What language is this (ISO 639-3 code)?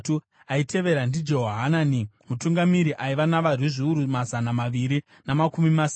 sna